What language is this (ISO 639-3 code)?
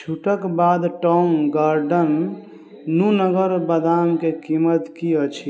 mai